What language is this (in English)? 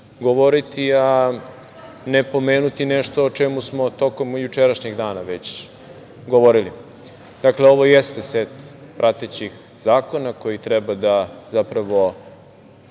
Serbian